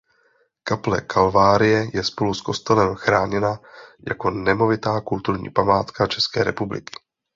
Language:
Czech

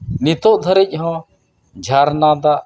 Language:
Santali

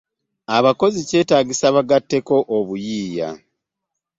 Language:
Ganda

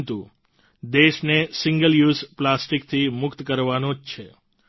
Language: Gujarati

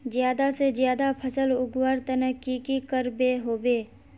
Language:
Magahi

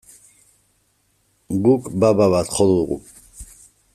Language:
Basque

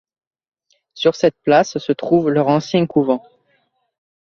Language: French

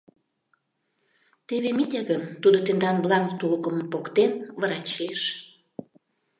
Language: Mari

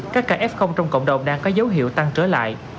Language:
Vietnamese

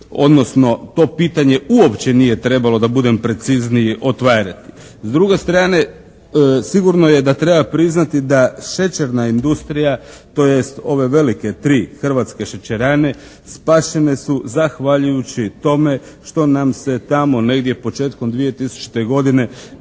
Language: Croatian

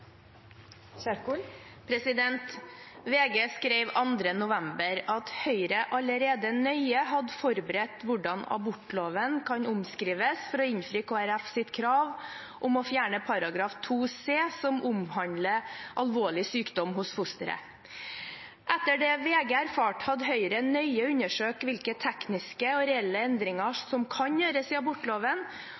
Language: Norwegian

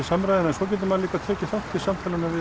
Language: Icelandic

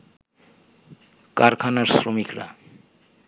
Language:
Bangla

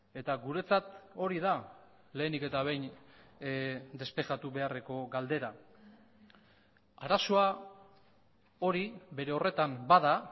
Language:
Basque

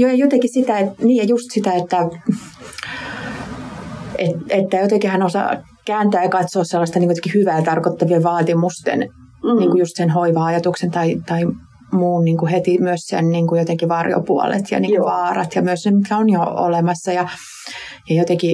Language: Finnish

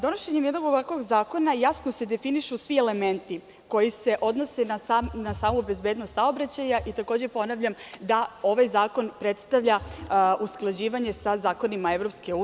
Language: Serbian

